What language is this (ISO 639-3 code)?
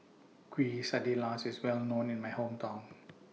eng